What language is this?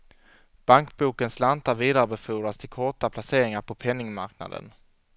Swedish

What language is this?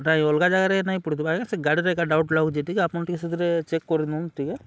Odia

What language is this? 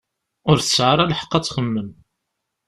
Kabyle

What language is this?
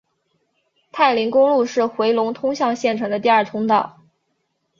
Chinese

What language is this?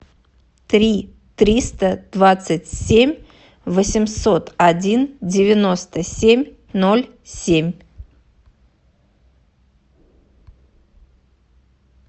Russian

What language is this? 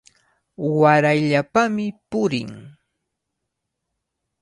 Cajatambo North Lima Quechua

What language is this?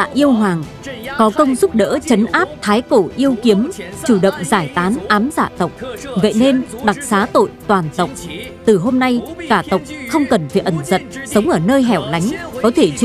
Vietnamese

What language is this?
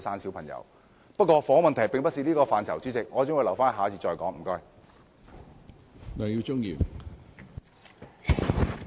Cantonese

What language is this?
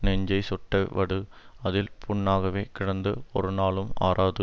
Tamil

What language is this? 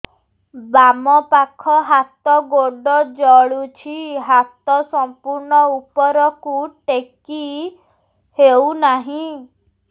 Odia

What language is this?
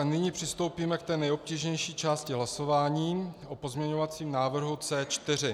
Czech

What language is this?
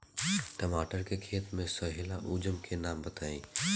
Bhojpuri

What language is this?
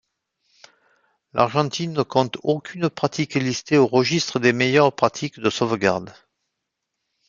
French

